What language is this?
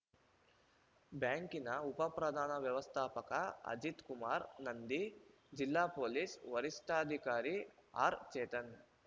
Kannada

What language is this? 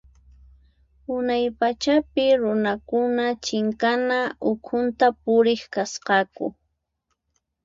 Puno Quechua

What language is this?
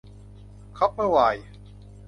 Thai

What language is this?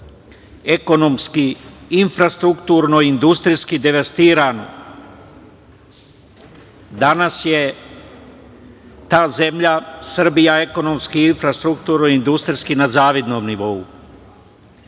Serbian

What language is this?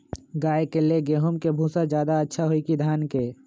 Magahi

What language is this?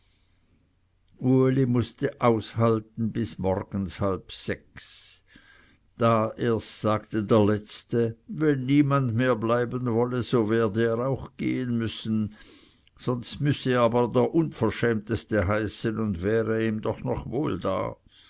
German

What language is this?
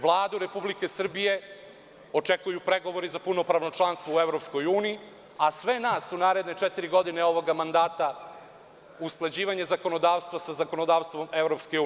Serbian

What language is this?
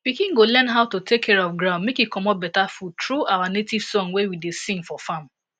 Nigerian Pidgin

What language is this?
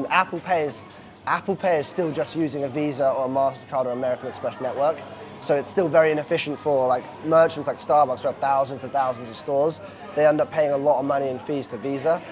English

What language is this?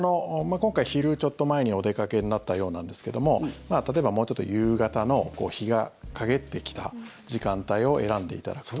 Japanese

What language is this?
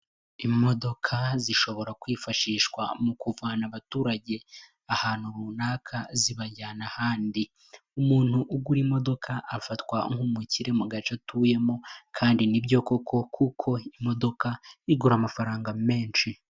Kinyarwanda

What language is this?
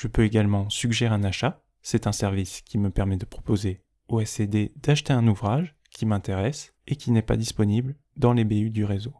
French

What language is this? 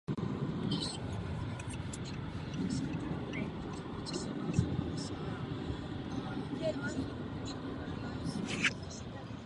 Czech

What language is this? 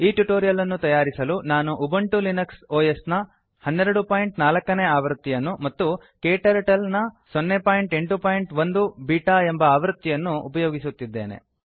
Kannada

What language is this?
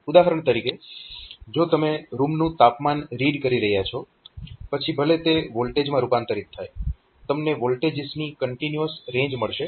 Gujarati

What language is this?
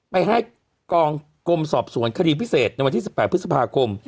Thai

